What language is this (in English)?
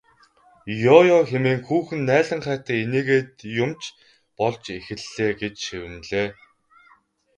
Mongolian